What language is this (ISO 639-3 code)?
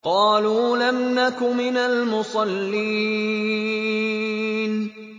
ara